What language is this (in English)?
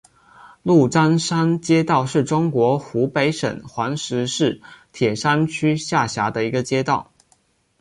Chinese